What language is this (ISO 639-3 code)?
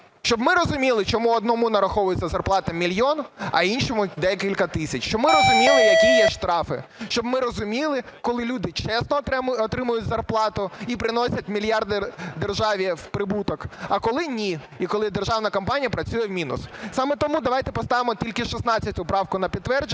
ukr